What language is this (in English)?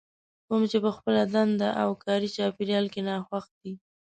Pashto